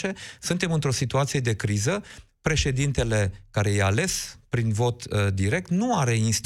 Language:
Romanian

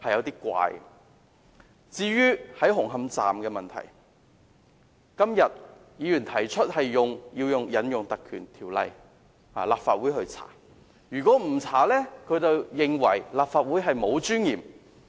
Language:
Cantonese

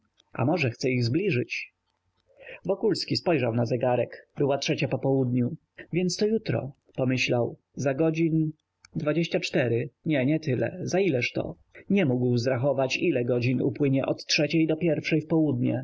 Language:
Polish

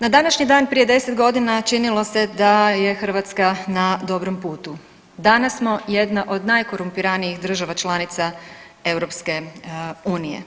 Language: Croatian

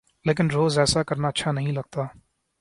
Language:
Urdu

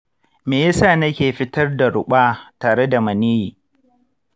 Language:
Hausa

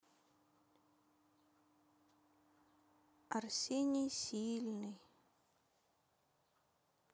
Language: Russian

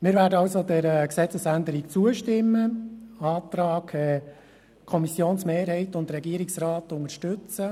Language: Swiss German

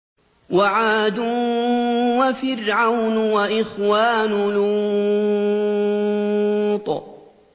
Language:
Arabic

